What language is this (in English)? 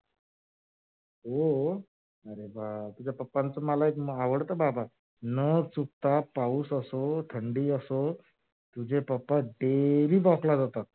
Marathi